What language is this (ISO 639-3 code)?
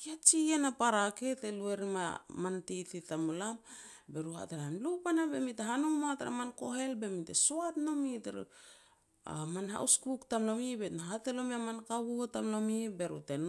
pex